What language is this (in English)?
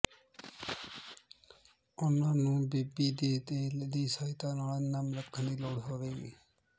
Punjabi